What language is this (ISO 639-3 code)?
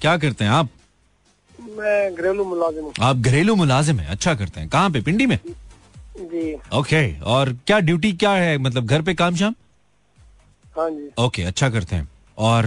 hin